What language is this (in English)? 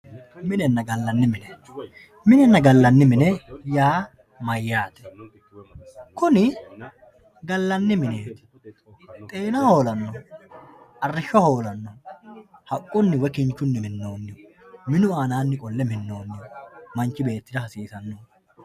Sidamo